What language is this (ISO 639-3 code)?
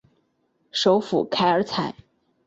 zho